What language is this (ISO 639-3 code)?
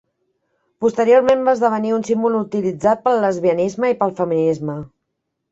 cat